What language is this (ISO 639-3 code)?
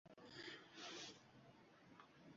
uzb